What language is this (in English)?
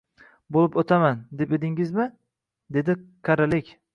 Uzbek